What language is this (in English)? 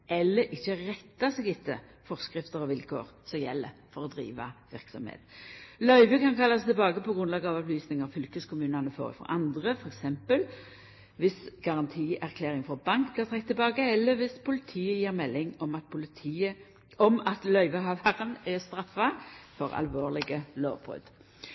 Norwegian Nynorsk